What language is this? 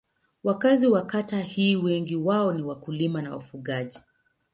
Swahili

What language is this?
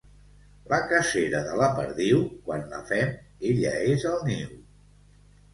Catalan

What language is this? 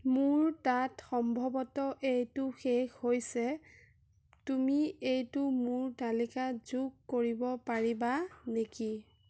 Assamese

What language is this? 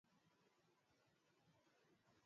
Swahili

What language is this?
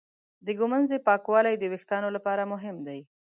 Pashto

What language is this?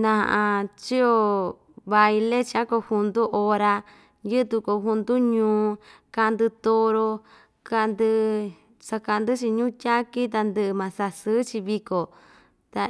Ixtayutla Mixtec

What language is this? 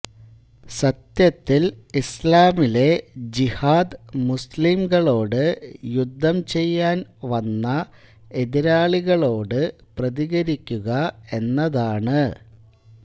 Malayalam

